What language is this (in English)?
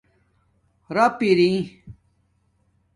Domaaki